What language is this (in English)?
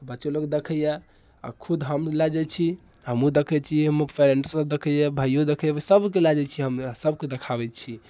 Maithili